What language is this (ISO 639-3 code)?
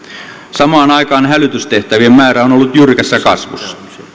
fin